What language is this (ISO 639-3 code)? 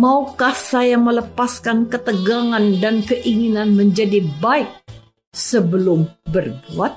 ind